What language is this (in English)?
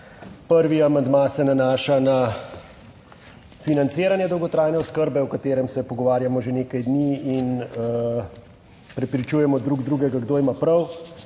Slovenian